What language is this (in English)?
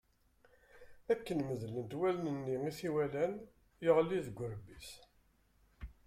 Kabyle